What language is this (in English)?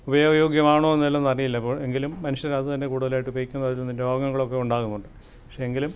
Malayalam